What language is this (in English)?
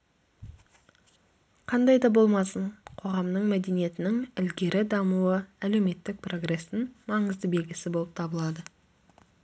Kazakh